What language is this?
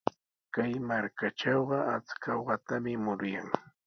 Sihuas Ancash Quechua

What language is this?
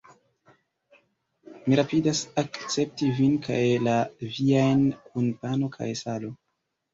Esperanto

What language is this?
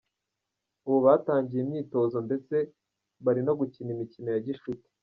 Kinyarwanda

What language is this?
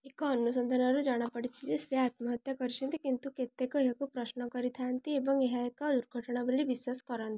Odia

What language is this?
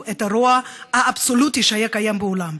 Hebrew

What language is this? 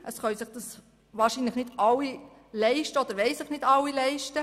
Swiss German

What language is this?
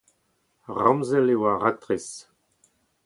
Breton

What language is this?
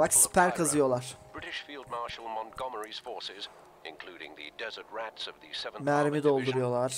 Turkish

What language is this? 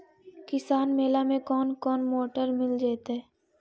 Magahi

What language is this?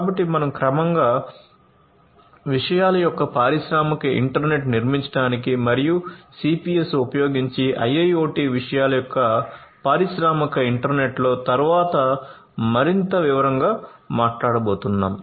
Telugu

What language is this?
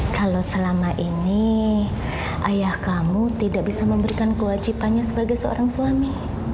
Indonesian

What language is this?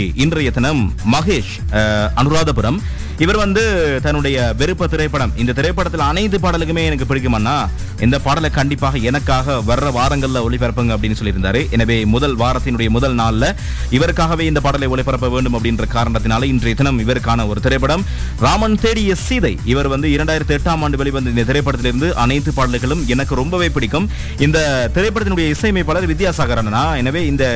Tamil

